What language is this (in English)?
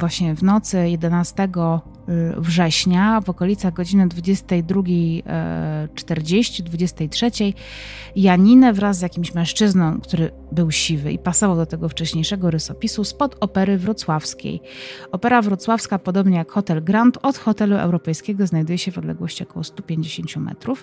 Polish